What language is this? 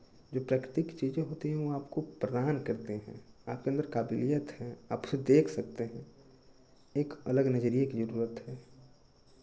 Hindi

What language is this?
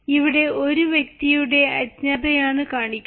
Malayalam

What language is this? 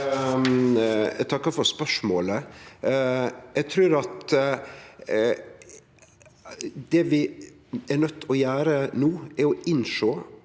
Norwegian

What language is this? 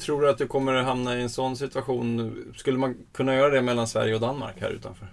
Swedish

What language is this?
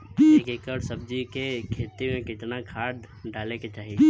Bhojpuri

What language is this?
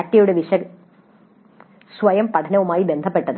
Malayalam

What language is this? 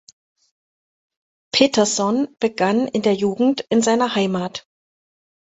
German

